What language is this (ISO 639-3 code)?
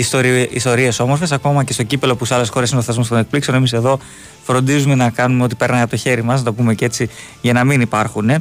ell